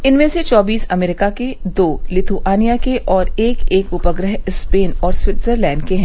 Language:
Hindi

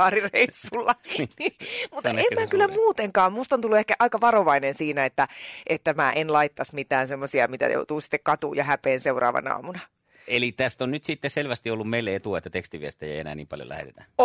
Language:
Finnish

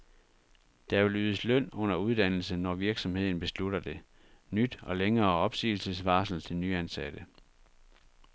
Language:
Danish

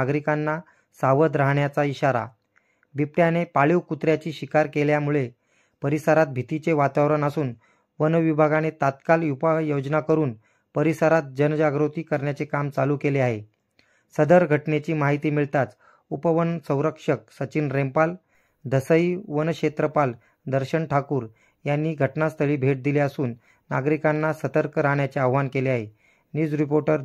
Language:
Marathi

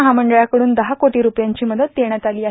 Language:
Marathi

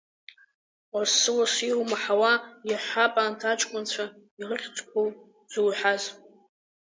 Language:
Abkhazian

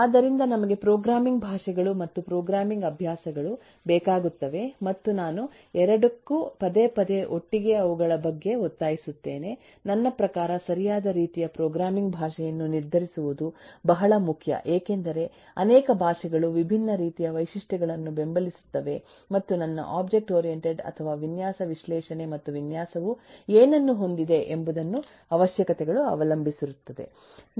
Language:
Kannada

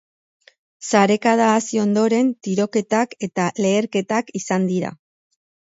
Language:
Basque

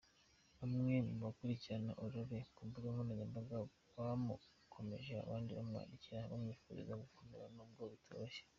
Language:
Kinyarwanda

